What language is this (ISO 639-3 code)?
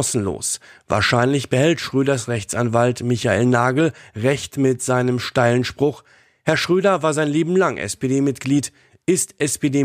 deu